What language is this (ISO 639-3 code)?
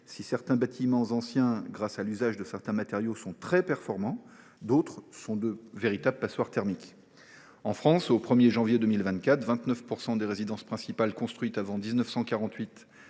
fra